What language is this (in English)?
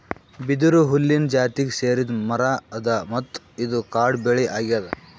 Kannada